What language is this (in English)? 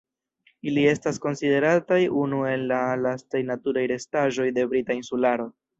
Esperanto